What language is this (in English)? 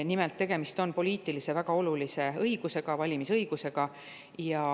Estonian